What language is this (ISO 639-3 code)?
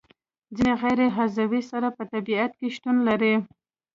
pus